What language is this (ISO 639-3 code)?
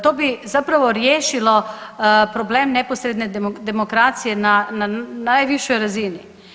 hrv